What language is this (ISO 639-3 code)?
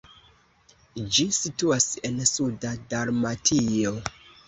epo